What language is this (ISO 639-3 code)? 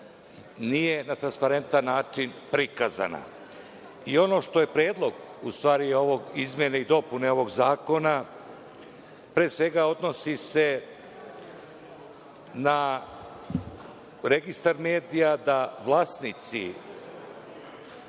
srp